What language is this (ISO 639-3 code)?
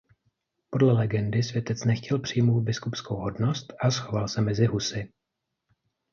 ces